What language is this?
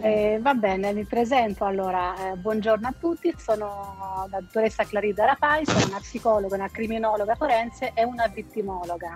Italian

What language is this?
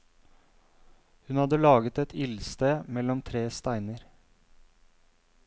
Norwegian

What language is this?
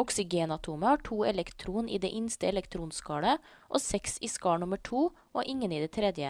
Norwegian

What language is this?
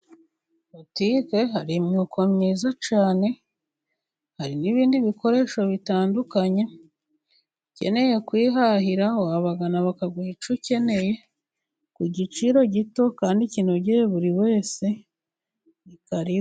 Kinyarwanda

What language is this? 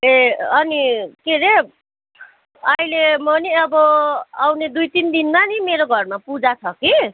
Nepali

